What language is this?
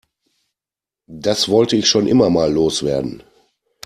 German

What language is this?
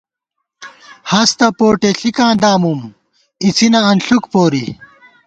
Gawar-Bati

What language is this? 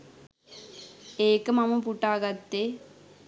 Sinhala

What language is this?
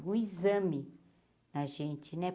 Portuguese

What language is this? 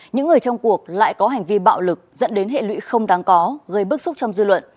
Vietnamese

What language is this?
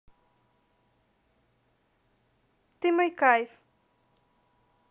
Russian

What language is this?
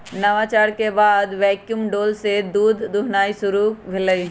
Magahi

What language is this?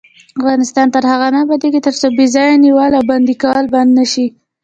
Pashto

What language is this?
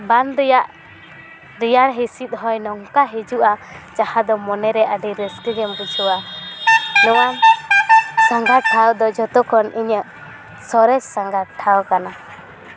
Santali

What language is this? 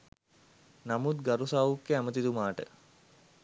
Sinhala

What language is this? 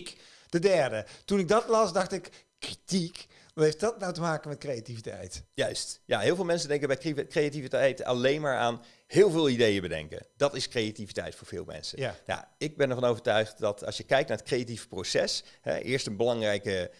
Dutch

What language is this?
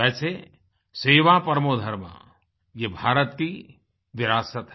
Hindi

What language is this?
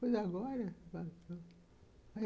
Portuguese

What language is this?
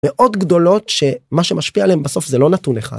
Hebrew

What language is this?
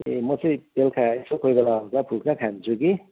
Nepali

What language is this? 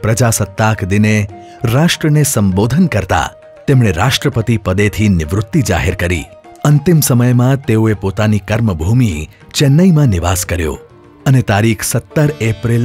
Hindi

